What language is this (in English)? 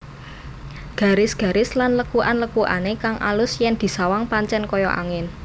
Javanese